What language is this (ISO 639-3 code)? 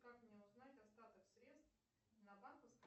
rus